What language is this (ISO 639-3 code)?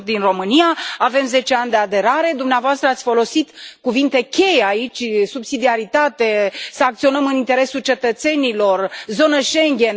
ron